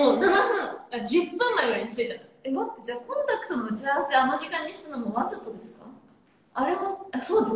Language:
Japanese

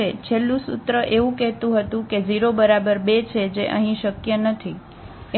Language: Gujarati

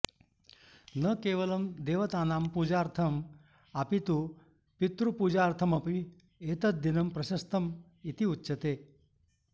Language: Sanskrit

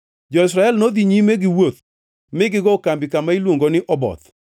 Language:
Luo (Kenya and Tanzania)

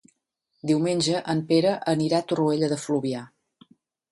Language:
Catalan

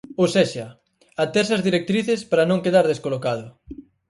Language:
Galician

